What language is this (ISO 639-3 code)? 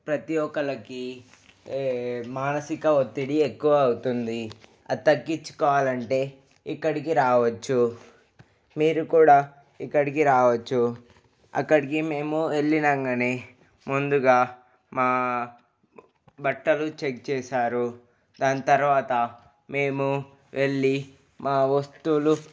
tel